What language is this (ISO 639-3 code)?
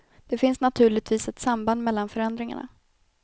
swe